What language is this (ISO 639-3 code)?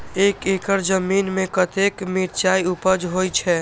mai